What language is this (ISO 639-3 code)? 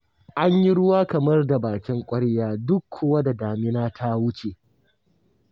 hau